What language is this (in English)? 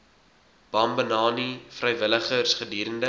Afrikaans